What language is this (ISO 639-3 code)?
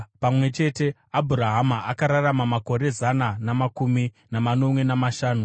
sna